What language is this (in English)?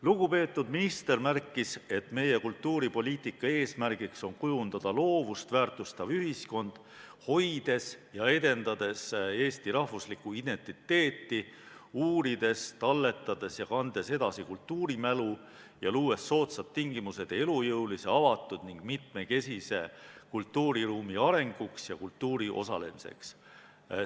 Estonian